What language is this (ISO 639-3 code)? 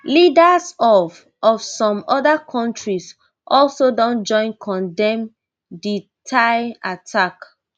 pcm